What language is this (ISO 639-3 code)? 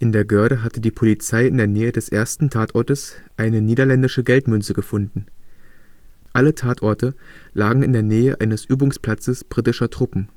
deu